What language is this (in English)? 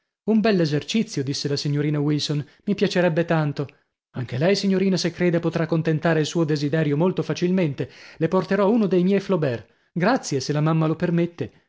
Italian